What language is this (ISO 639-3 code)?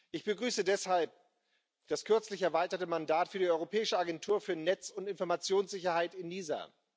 deu